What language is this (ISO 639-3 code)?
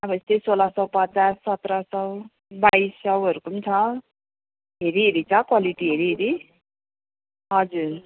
nep